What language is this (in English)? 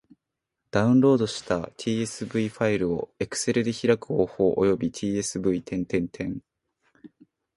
Japanese